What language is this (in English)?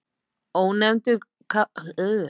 Icelandic